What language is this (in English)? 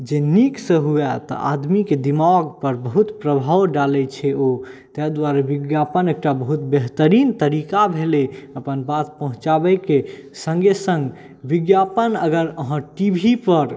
Maithili